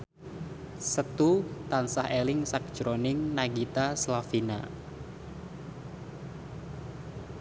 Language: Javanese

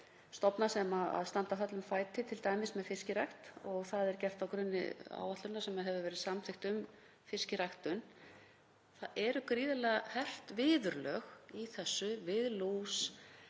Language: Icelandic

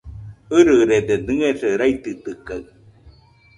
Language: Nüpode Huitoto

